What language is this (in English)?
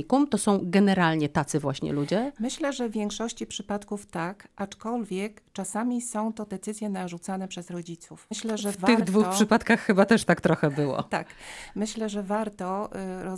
Polish